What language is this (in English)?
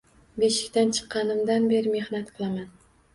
Uzbek